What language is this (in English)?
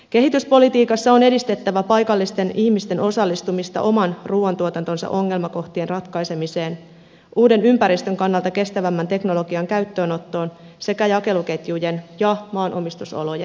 Finnish